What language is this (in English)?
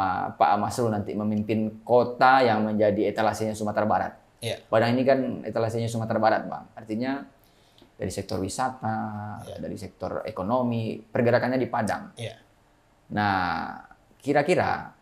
Indonesian